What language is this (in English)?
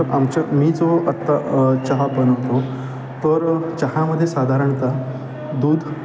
Marathi